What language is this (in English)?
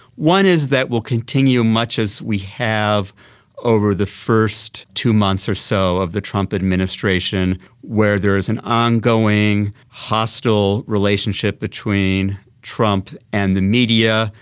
English